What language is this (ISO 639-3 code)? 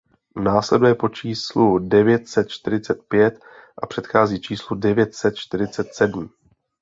ces